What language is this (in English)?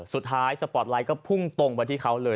Thai